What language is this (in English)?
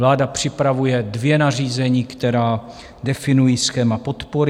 Czech